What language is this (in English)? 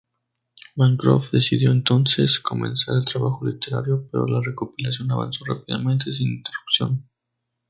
Spanish